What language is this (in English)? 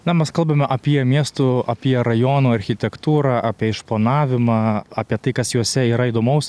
Lithuanian